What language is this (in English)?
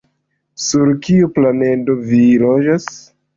Esperanto